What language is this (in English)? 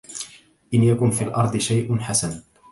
Arabic